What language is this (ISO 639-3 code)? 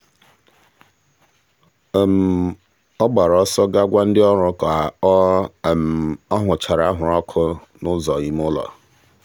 ibo